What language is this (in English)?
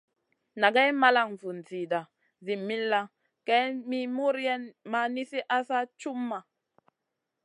Masana